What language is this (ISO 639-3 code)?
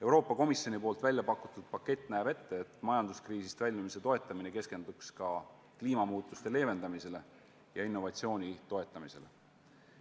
est